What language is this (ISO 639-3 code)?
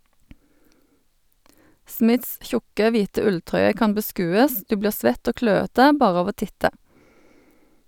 nor